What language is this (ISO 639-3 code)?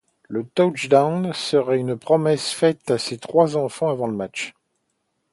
fra